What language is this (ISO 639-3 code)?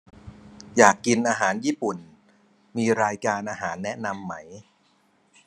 tha